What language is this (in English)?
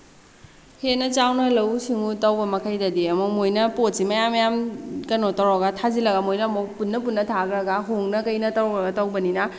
Manipuri